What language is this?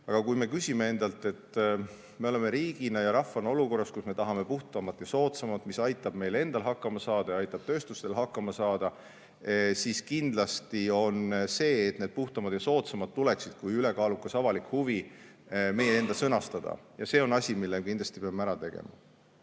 Estonian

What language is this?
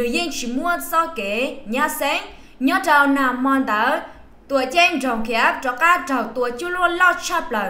Vietnamese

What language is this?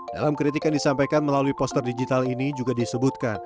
Indonesian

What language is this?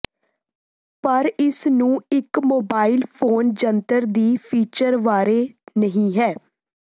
Punjabi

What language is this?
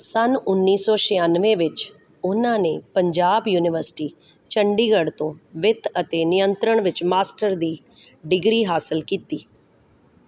Punjabi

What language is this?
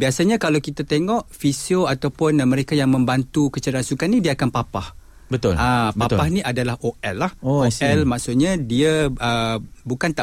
Malay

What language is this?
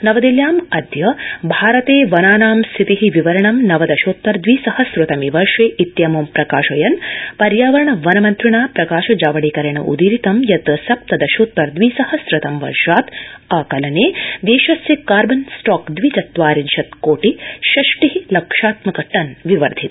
Sanskrit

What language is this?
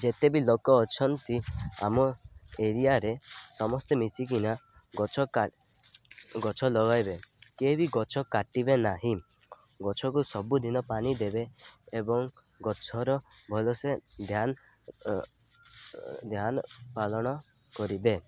Odia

